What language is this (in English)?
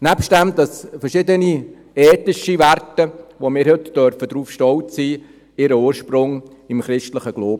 Swiss German